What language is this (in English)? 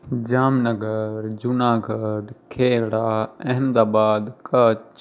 Gujarati